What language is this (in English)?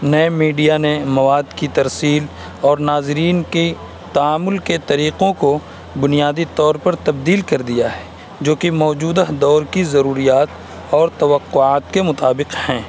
Urdu